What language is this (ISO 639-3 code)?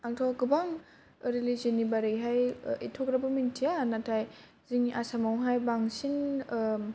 brx